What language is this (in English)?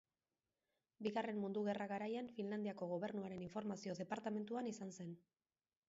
Basque